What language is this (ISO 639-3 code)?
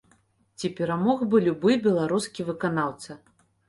bel